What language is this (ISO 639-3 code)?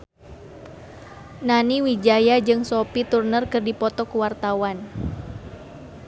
sun